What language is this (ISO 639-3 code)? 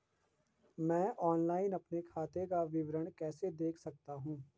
hin